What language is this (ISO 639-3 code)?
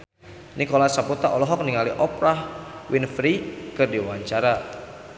sun